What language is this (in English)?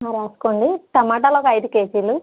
Telugu